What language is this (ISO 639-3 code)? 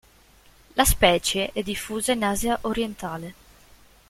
ita